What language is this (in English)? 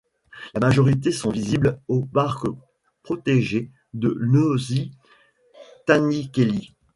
French